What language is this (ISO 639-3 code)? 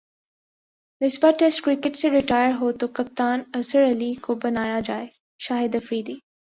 urd